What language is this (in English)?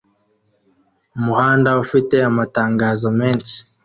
Kinyarwanda